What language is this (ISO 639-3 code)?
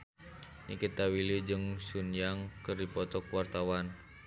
sun